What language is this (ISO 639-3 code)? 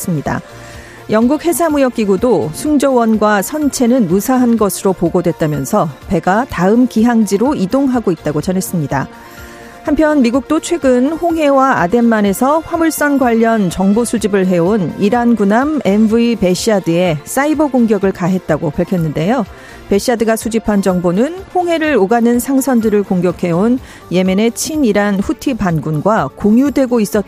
kor